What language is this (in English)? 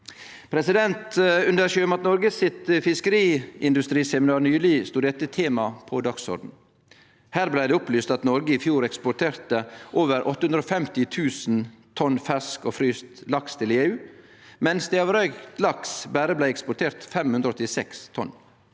Norwegian